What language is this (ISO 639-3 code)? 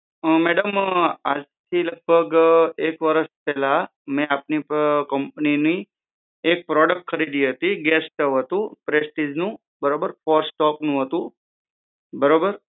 guj